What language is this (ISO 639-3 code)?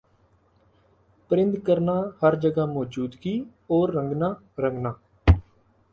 urd